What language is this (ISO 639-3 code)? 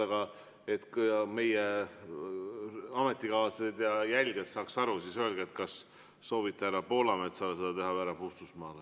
est